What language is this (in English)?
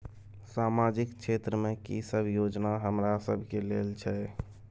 Maithili